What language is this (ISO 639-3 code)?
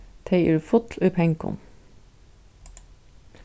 fao